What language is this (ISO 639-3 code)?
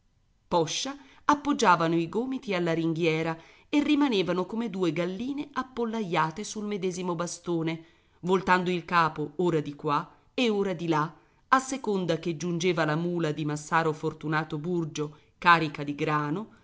ita